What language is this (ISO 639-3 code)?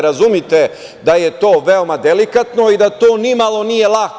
srp